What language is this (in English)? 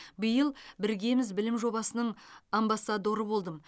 Kazakh